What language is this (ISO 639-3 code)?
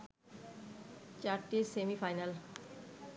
ben